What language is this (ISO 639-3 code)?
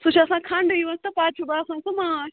kas